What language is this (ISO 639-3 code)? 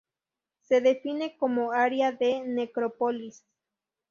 spa